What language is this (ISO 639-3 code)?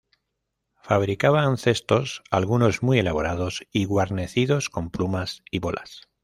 spa